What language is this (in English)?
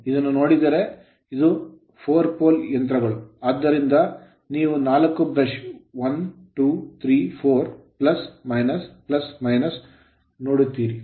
Kannada